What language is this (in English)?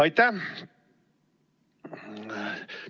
Estonian